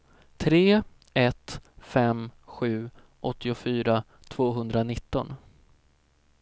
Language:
Swedish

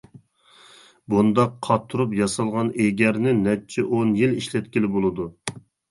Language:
Uyghur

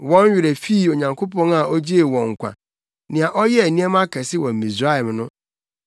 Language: Akan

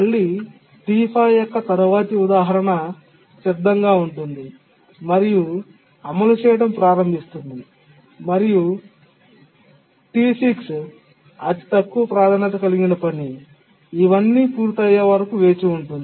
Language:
Telugu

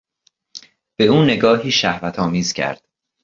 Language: Persian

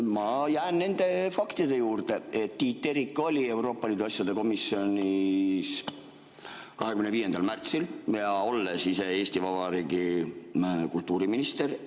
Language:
Estonian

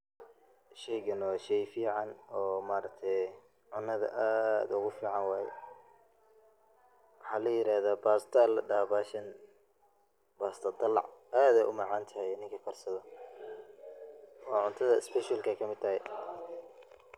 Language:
Somali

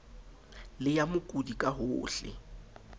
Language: Southern Sotho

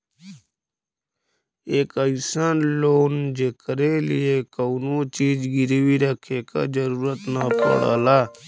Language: Bhojpuri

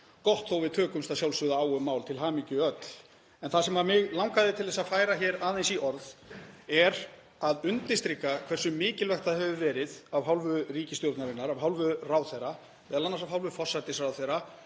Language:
Icelandic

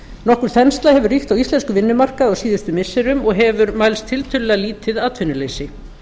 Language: Icelandic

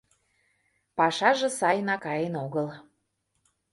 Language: Mari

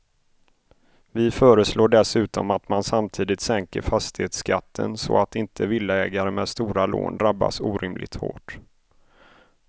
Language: Swedish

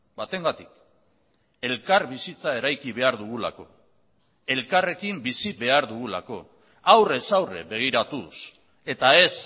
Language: Basque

